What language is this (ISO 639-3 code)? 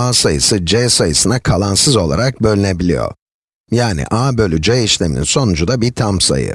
tur